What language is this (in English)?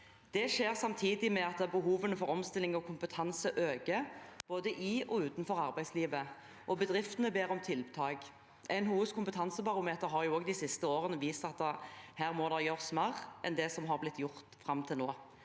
Norwegian